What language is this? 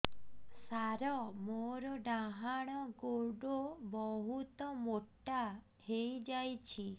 Odia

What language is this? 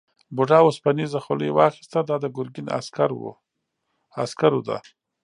Pashto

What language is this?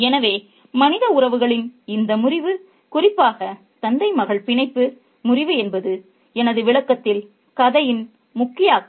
Tamil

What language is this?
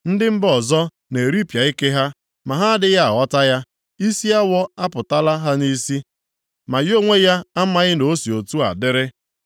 Igbo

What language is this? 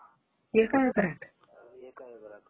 Marathi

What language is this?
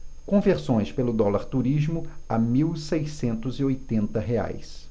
Portuguese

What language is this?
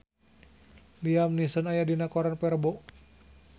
Sundanese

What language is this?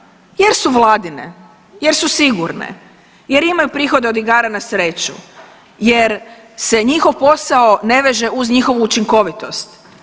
Croatian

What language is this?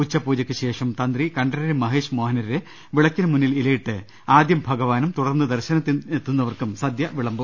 Malayalam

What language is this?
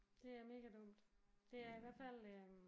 Danish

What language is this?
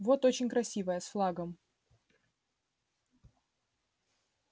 Russian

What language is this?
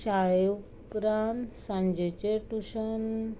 Konkani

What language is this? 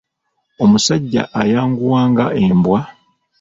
Ganda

